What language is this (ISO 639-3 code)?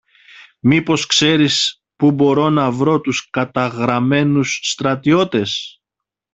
ell